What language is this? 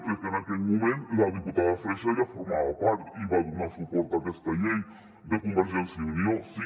Catalan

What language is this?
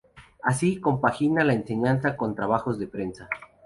Spanish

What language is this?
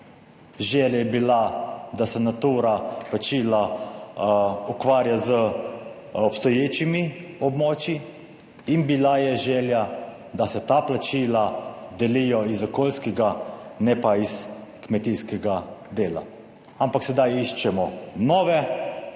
Slovenian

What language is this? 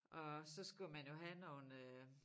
Danish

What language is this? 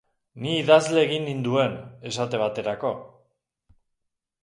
Basque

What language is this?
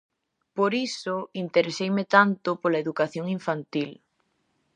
Galician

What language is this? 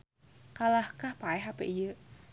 Sundanese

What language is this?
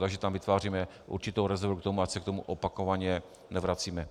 Czech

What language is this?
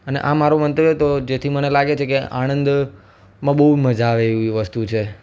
Gujarati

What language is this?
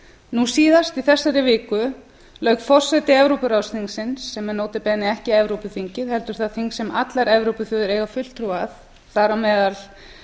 Icelandic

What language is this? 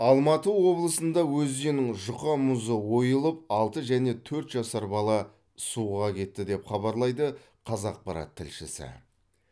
Kazakh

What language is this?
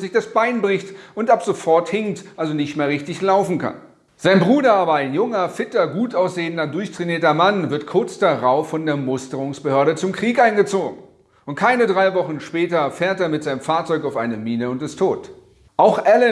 German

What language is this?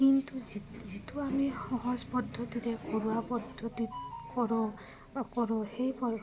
Assamese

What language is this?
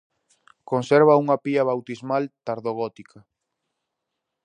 Galician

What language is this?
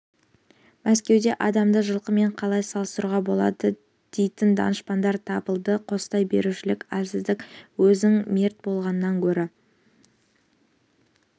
Kazakh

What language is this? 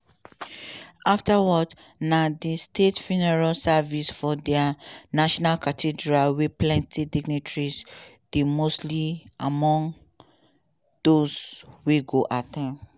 Nigerian Pidgin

